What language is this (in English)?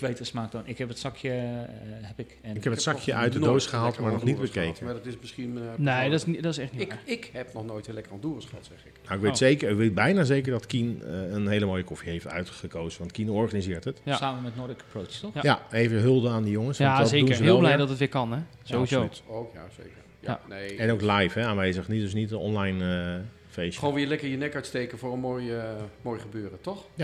Dutch